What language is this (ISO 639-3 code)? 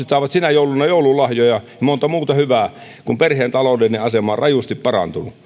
fin